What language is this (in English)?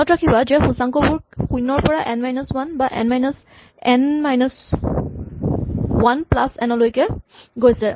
Assamese